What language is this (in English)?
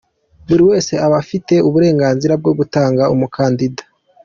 Kinyarwanda